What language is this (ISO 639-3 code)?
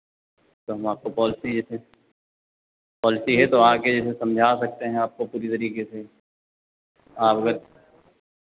hin